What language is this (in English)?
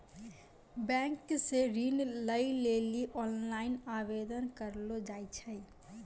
Maithili